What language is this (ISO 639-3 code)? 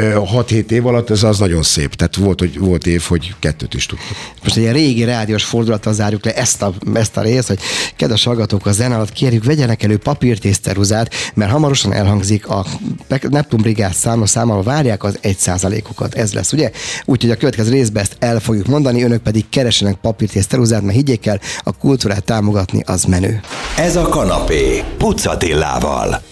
hun